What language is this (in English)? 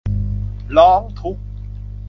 Thai